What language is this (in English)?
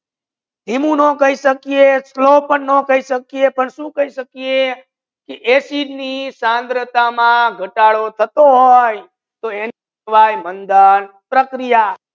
Gujarati